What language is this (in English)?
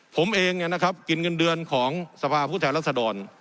Thai